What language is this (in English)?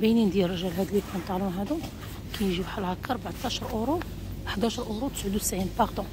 Arabic